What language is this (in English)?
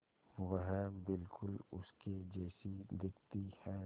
Hindi